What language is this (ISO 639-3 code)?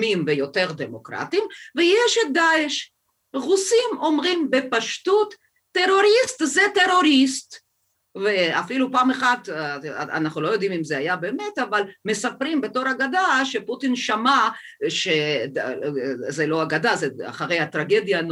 heb